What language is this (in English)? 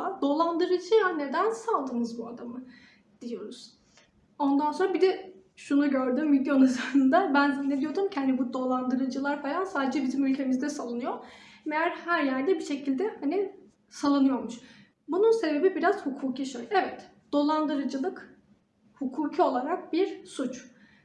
Turkish